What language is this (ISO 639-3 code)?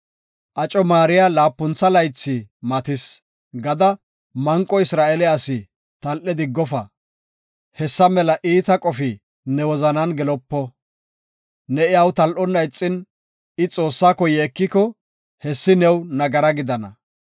gof